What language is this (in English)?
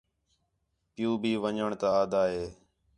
Khetrani